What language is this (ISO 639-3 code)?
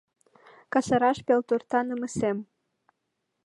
chm